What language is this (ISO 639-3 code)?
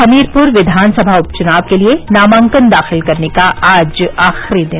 hin